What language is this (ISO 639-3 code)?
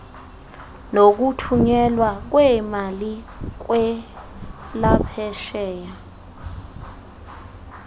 xho